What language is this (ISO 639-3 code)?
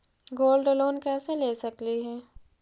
mag